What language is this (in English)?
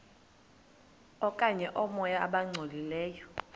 Xhosa